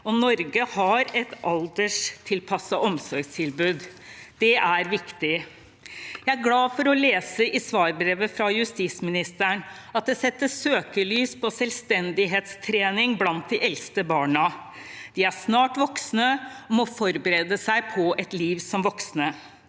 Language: Norwegian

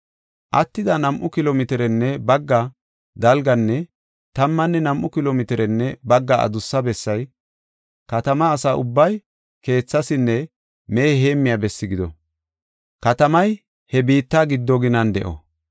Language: Gofa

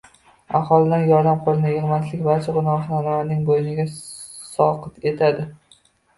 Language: Uzbek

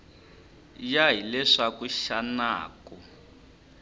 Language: Tsonga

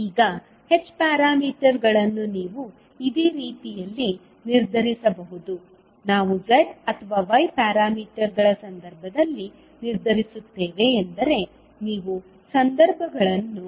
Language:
Kannada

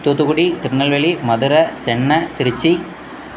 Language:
Tamil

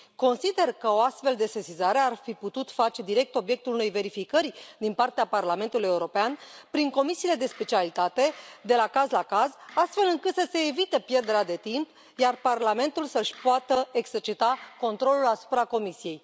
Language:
Romanian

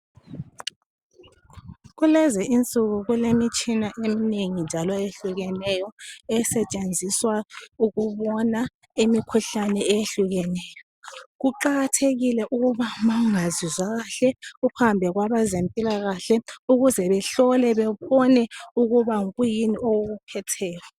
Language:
North Ndebele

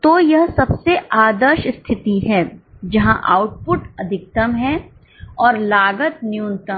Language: Hindi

